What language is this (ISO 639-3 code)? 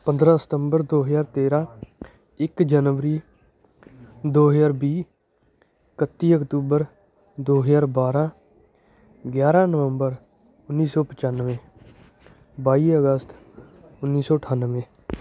pan